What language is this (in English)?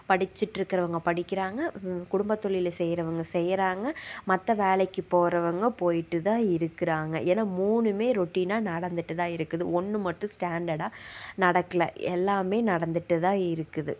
Tamil